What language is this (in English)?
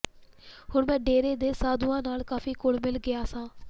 Punjabi